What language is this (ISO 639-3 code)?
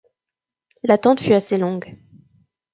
fra